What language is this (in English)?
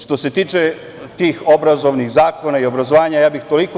Serbian